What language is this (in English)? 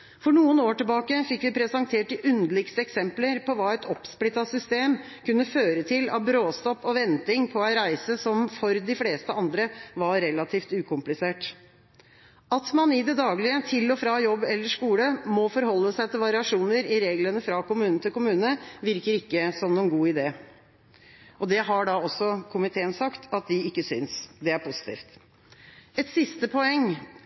Norwegian Bokmål